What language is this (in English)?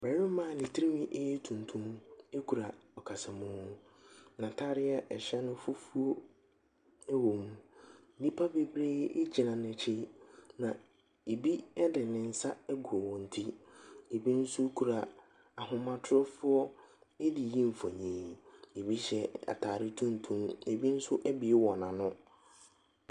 Akan